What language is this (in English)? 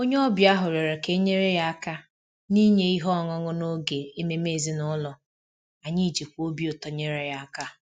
Igbo